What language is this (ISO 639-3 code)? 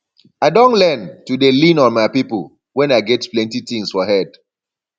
pcm